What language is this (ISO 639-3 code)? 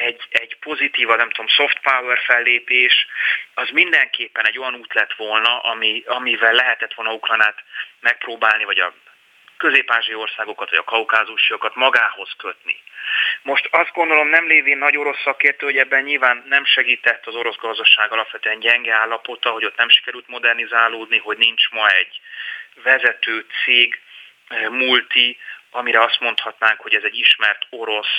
hun